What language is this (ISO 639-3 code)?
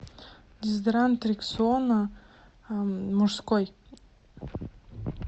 rus